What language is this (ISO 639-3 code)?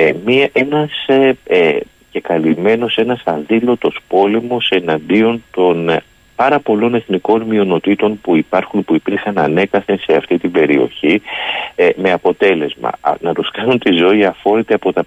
ell